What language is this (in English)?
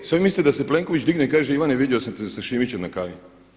Croatian